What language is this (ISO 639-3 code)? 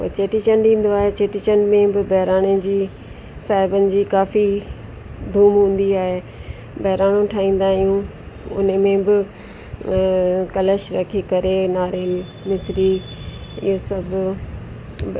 snd